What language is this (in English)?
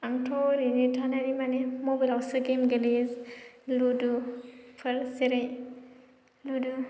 Bodo